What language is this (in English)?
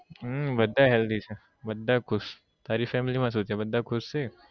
Gujarati